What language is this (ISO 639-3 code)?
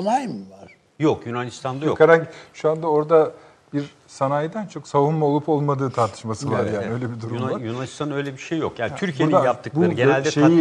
tur